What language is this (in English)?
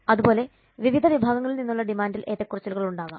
Malayalam